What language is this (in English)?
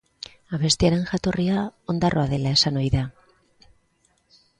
Basque